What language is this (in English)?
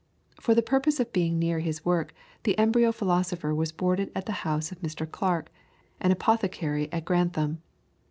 English